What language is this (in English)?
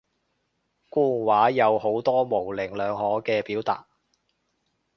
Cantonese